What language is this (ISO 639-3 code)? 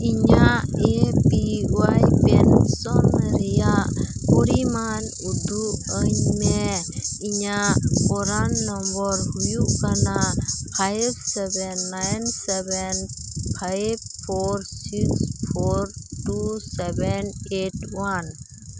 sat